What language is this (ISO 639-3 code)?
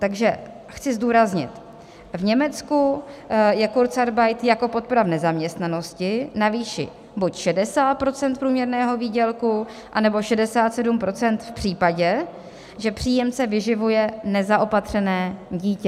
ces